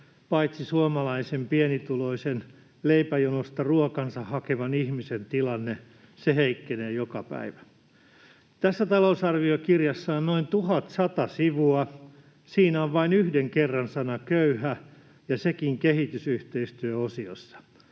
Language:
Finnish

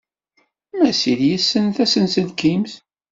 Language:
Kabyle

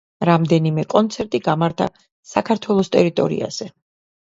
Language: Georgian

